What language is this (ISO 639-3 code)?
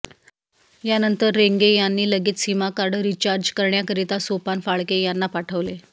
mar